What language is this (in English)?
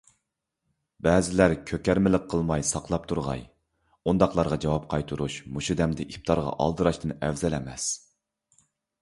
Uyghur